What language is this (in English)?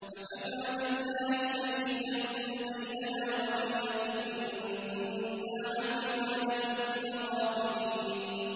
Arabic